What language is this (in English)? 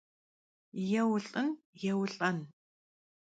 Kabardian